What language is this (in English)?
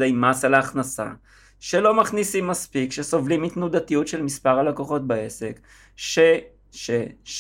Hebrew